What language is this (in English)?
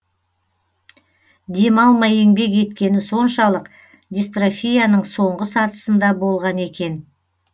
Kazakh